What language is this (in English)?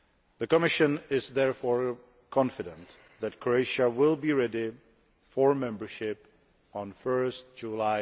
English